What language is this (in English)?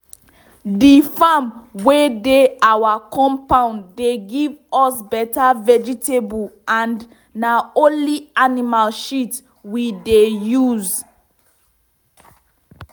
Nigerian Pidgin